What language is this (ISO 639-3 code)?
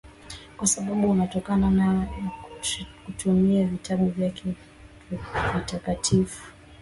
swa